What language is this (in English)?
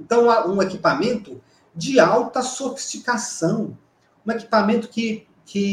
Portuguese